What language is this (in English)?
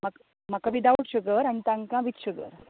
Konkani